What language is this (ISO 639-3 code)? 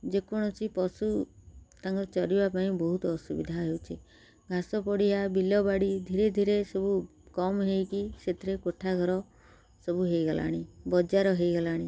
ori